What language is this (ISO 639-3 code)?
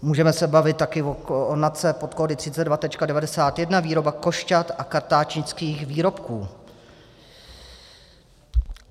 ces